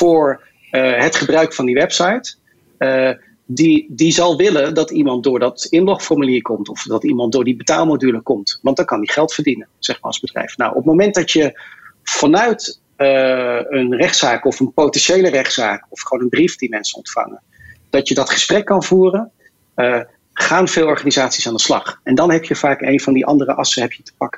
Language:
Dutch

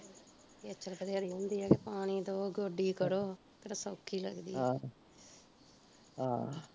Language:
Punjabi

